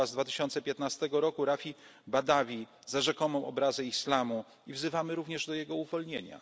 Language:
Polish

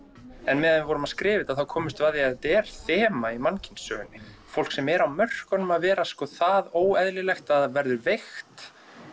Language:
Icelandic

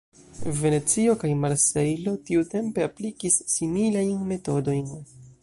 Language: Esperanto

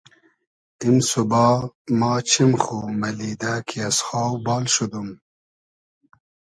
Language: Hazaragi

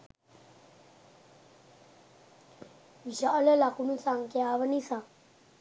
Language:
Sinhala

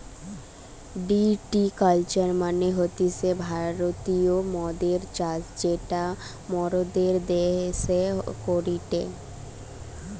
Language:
Bangla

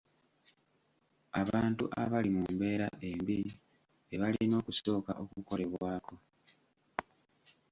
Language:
Ganda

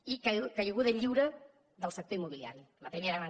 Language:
Catalan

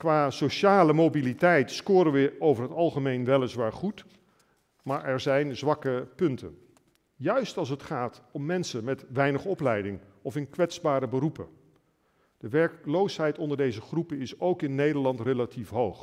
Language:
Dutch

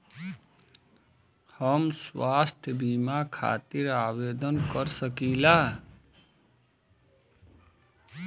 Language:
Bhojpuri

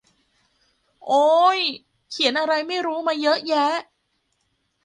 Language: Thai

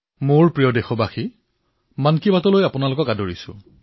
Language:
Assamese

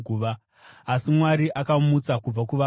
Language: Shona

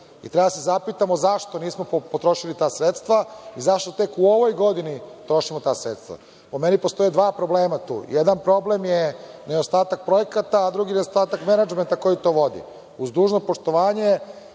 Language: Serbian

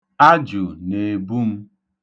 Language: Igbo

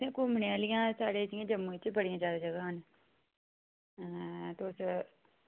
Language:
Dogri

